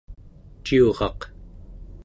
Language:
Central Yupik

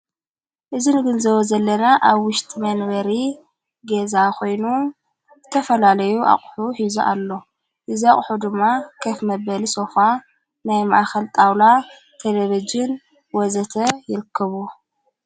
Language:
Tigrinya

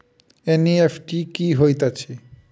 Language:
Maithili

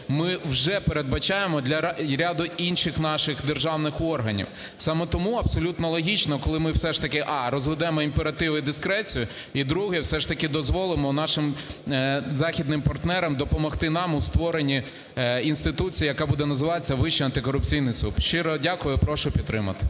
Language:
Ukrainian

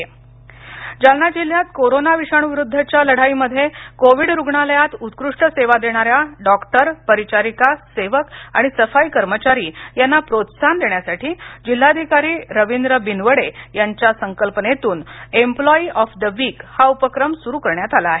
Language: Marathi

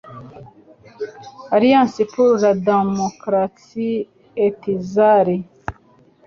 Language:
Kinyarwanda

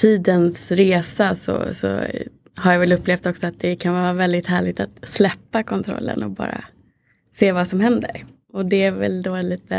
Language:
Swedish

